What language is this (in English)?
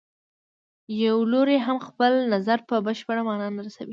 Pashto